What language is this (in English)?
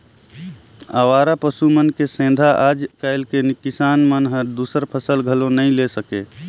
Chhattisgarhi